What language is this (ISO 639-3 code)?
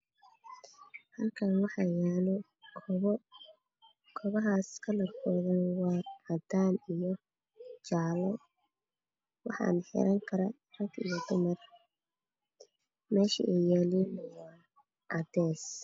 som